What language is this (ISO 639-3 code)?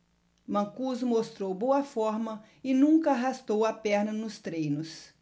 por